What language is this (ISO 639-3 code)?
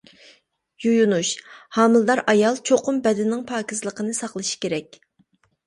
uig